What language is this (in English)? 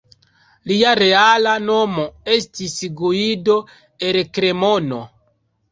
Esperanto